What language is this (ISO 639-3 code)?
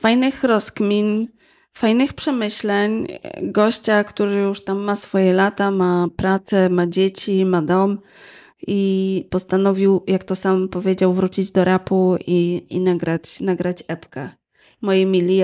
pol